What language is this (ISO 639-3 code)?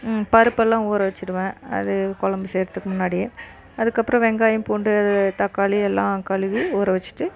tam